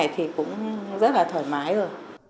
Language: Vietnamese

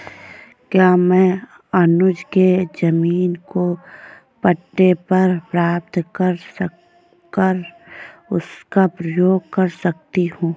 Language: Hindi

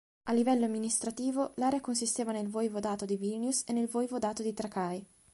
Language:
Italian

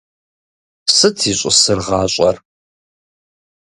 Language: Kabardian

